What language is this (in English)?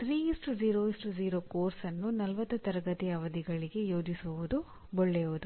Kannada